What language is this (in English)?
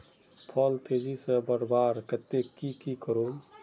Magahi